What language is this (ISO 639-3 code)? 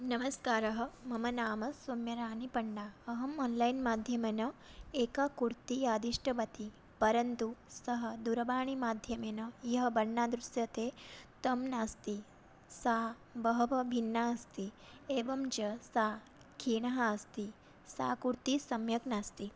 san